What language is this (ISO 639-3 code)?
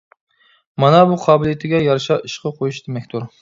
uig